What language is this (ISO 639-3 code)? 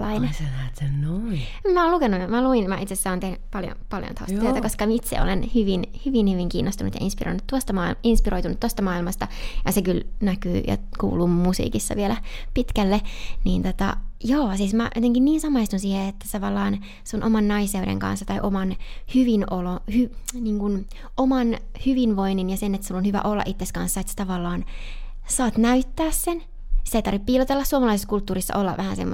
fin